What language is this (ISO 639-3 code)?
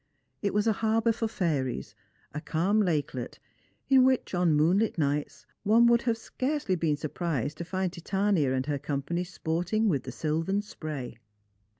eng